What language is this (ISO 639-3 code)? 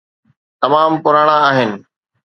snd